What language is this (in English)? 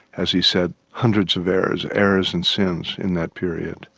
English